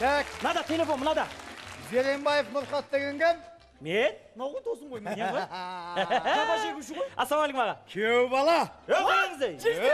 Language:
Turkish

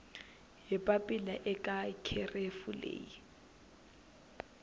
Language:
Tsonga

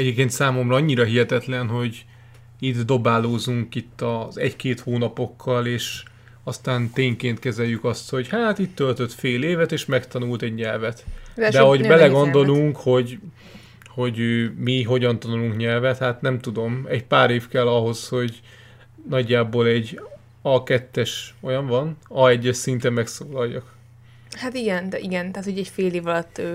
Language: Hungarian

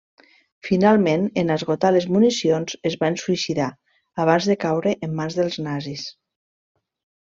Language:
Catalan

